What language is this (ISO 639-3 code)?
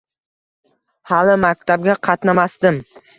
uzb